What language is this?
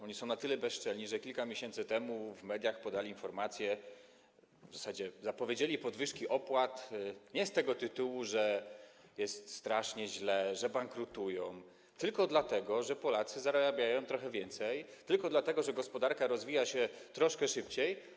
Polish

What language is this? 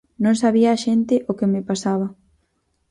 Galician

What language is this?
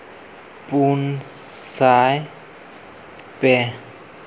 Santali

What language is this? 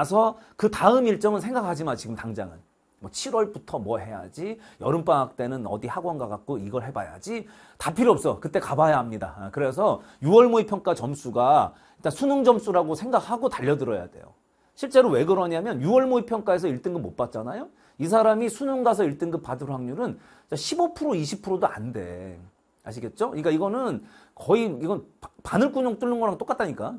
Korean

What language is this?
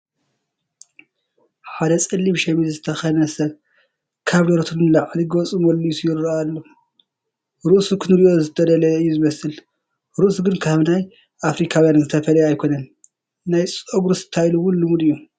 Tigrinya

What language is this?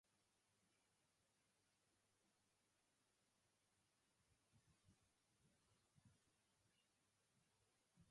English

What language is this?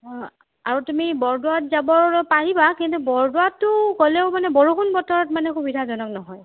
Assamese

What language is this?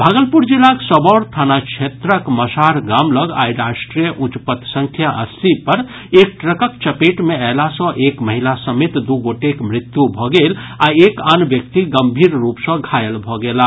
Maithili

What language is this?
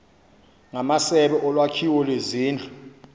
Xhosa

